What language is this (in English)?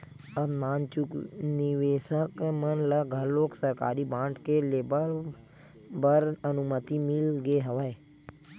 Chhattisgarhi